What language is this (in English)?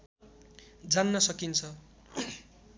Nepali